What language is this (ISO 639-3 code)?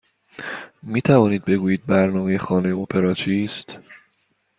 fas